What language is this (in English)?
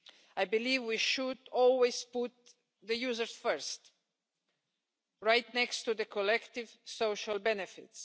English